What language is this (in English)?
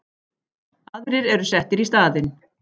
Icelandic